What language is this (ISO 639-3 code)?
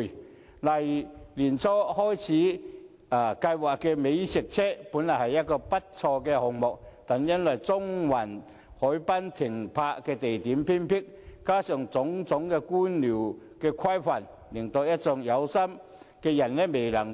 yue